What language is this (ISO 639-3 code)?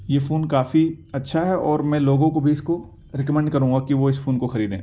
urd